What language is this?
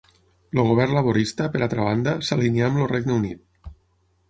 Catalan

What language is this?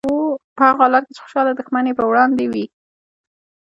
Pashto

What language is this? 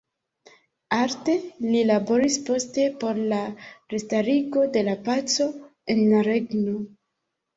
Esperanto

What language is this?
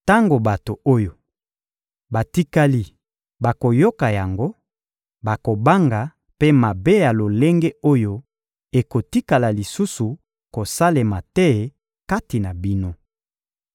Lingala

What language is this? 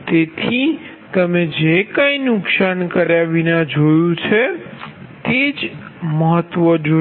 Gujarati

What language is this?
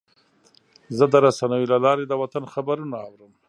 Pashto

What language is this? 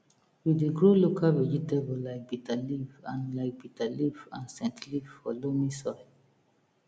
Nigerian Pidgin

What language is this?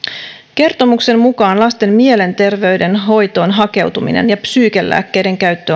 Finnish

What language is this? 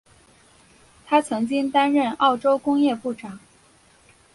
Chinese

